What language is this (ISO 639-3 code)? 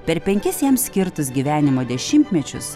lit